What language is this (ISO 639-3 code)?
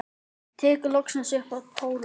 isl